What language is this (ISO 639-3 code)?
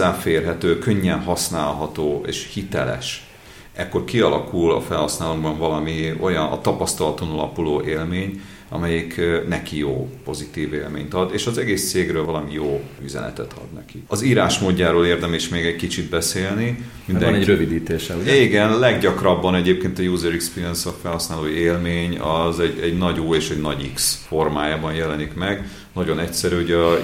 hun